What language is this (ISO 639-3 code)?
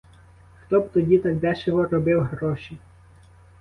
ukr